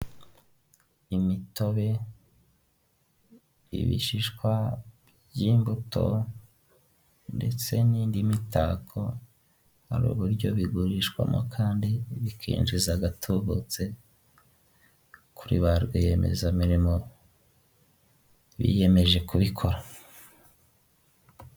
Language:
Kinyarwanda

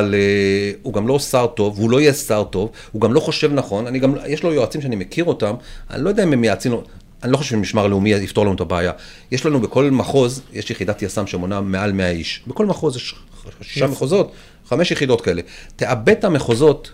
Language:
Hebrew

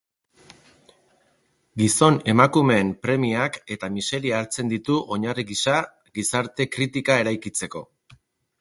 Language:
Basque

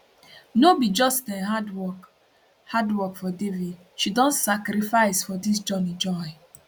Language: Nigerian Pidgin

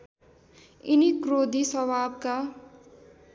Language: Nepali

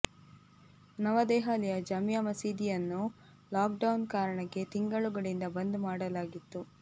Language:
Kannada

